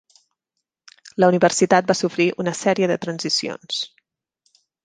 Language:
Catalan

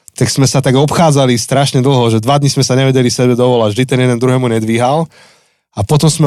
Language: Slovak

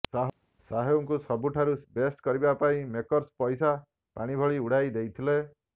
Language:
Odia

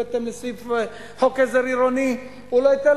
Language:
Hebrew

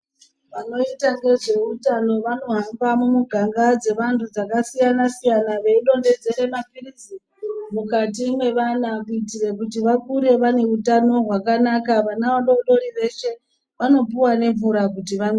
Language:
Ndau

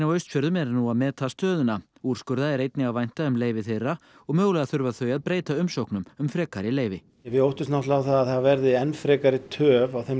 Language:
Icelandic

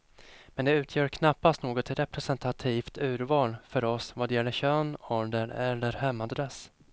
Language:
Swedish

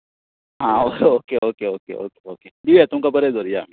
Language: Konkani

